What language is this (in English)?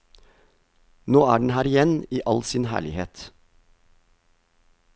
Norwegian